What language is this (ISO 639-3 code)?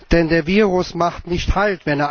deu